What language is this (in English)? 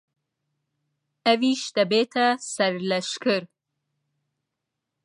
Central Kurdish